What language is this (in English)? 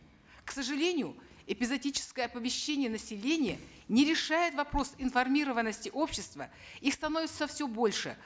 Kazakh